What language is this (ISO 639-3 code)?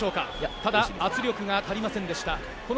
jpn